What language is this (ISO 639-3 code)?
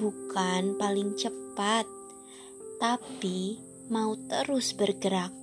ind